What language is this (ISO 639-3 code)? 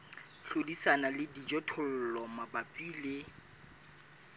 sot